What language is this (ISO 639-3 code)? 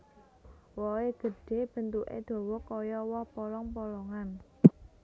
jav